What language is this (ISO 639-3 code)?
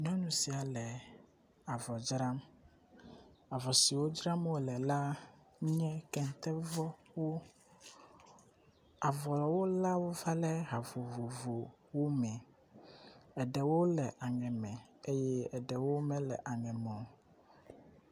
ewe